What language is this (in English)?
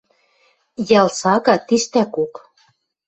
Western Mari